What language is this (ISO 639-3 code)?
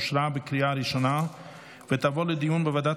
heb